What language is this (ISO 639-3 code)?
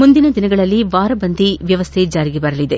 kan